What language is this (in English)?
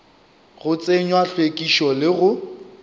Northern Sotho